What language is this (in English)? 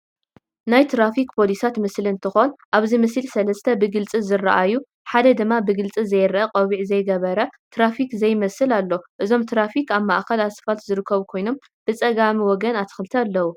Tigrinya